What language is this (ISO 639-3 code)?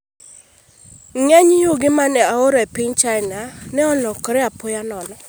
luo